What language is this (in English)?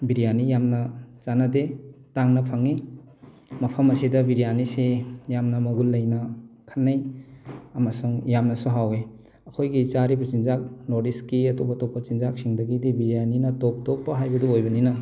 Manipuri